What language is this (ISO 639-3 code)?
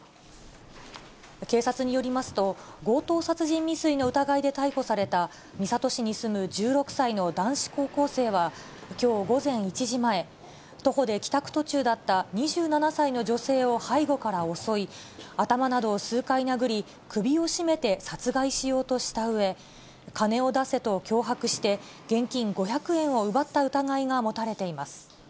jpn